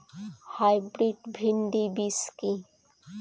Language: Bangla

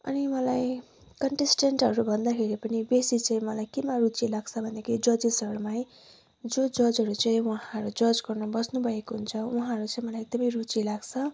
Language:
Nepali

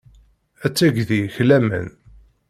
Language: Kabyle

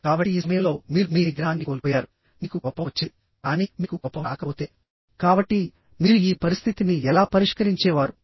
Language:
Telugu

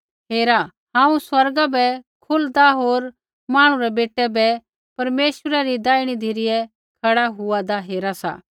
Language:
Kullu Pahari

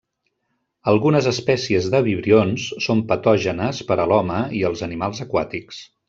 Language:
Catalan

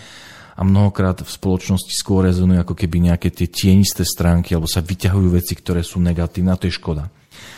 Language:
Slovak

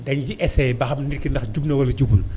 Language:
Wolof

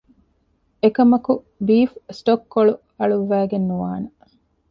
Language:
Divehi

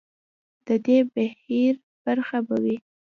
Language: Pashto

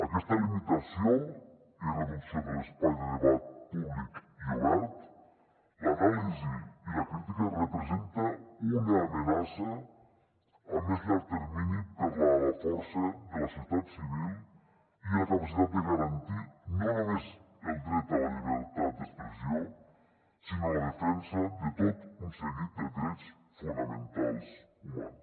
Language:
Catalan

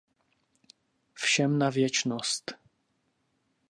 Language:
Czech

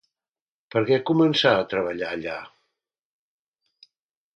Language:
Catalan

